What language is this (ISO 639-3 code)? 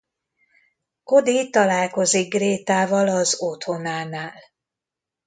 hun